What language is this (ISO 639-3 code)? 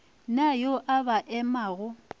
nso